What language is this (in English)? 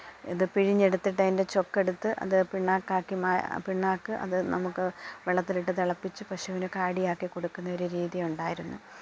Malayalam